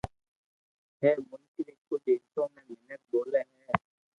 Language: Loarki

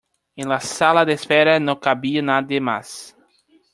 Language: Spanish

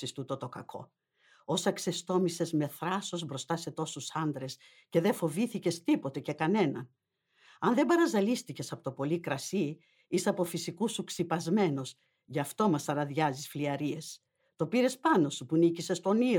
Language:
Greek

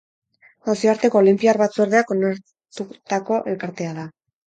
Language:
Basque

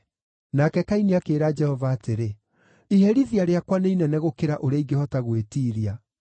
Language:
Kikuyu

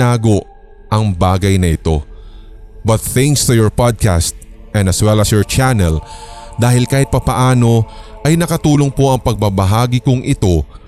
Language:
Filipino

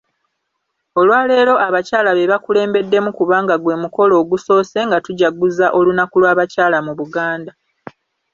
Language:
Ganda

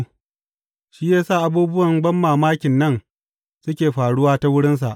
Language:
Hausa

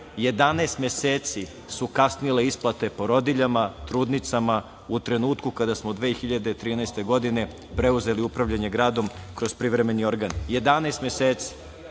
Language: Serbian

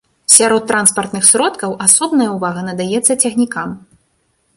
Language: Belarusian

